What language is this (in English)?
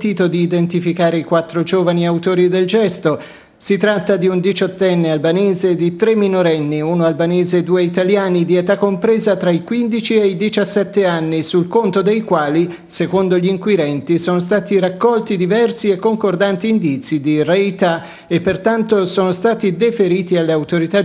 Italian